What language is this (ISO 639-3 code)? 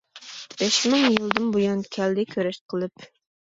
uig